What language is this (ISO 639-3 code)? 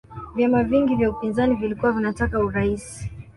swa